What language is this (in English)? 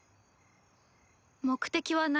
Japanese